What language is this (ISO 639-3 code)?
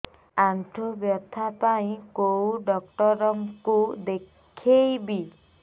ori